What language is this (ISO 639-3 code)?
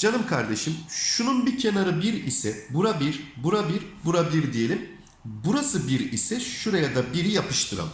tur